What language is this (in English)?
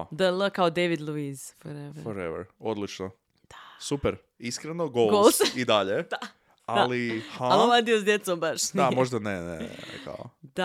Croatian